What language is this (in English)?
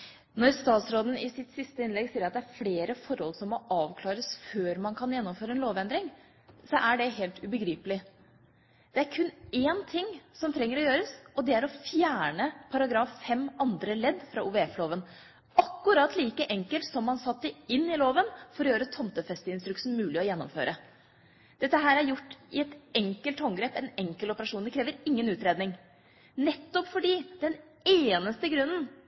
Norwegian Bokmål